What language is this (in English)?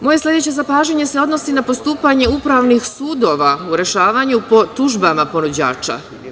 Serbian